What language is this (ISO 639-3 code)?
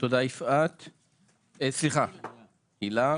heb